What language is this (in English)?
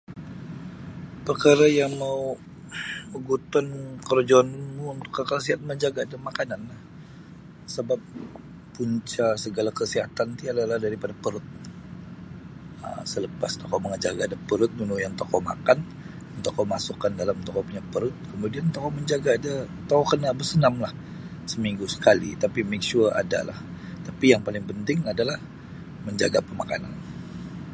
Sabah Bisaya